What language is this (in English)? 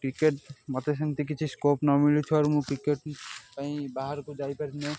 Odia